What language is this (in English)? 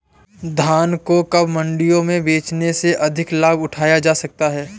Hindi